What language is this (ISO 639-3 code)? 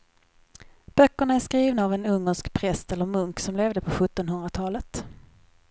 swe